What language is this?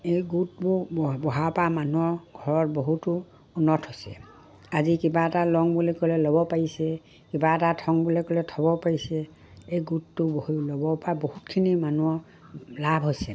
Assamese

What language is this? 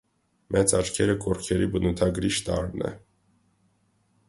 Armenian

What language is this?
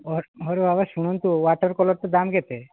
Odia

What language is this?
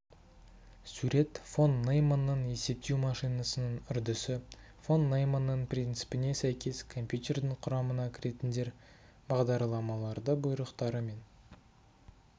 Kazakh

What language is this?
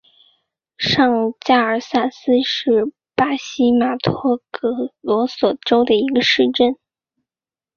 Chinese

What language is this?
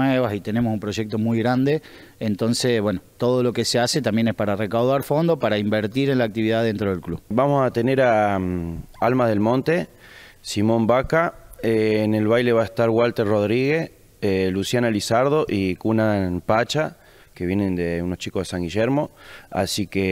Spanish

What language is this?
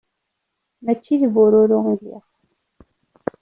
Kabyle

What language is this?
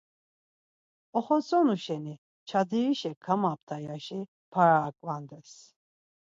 Laz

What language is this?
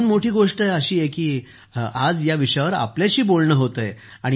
Marathi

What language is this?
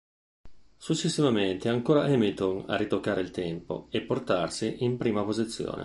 Italian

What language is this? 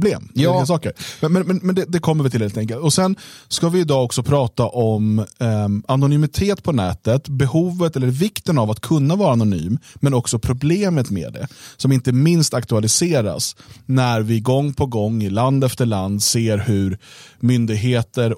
Swedish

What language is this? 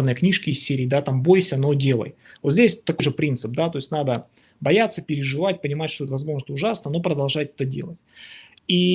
Russian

